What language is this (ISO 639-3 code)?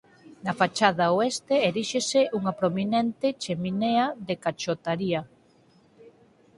glg